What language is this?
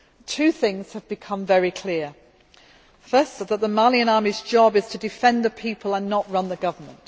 English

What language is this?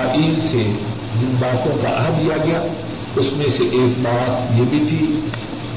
Urdu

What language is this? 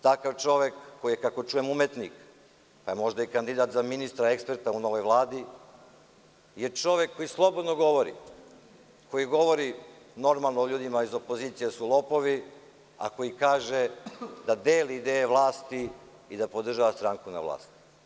Serbian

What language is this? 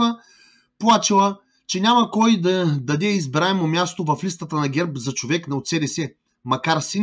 Bulgarian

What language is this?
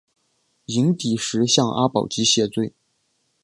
Chinese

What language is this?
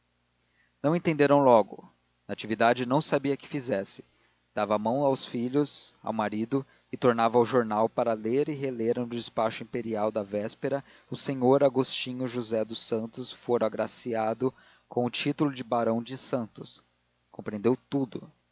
Portuguese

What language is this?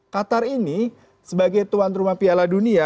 Indonesian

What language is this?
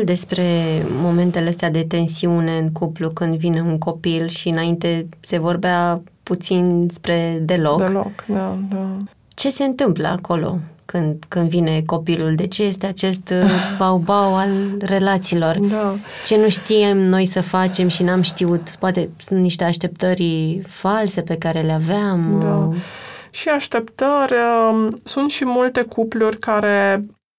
Romanian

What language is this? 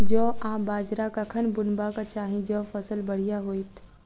Maithili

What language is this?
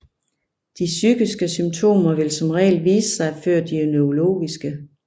Danish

